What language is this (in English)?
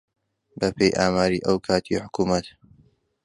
Central Kurdish